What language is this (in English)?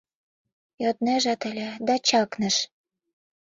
Mari